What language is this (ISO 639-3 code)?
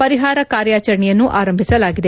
kan